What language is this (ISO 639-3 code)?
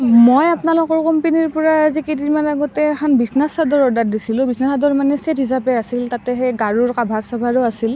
asm